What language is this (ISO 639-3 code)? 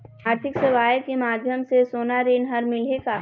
hne